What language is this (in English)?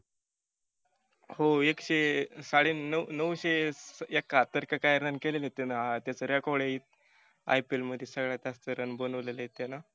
Marathi